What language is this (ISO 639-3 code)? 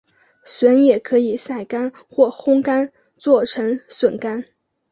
zho